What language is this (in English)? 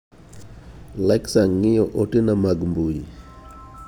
Luo (Kenya and Tanzania)